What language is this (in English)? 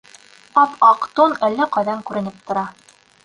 Bashkir